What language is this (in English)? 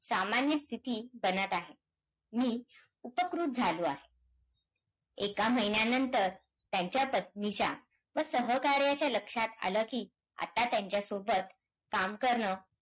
Marathi